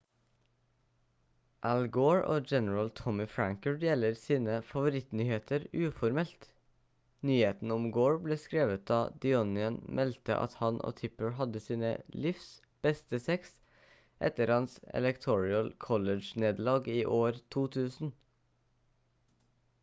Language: Norwegian Bokmål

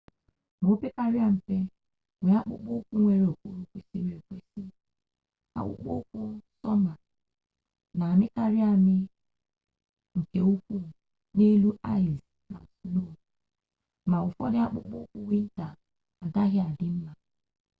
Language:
Igbo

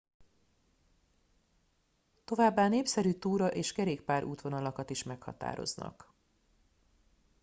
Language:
Hungarian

